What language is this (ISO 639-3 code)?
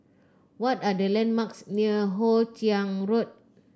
eng